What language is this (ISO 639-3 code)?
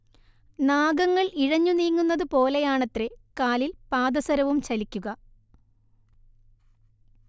mal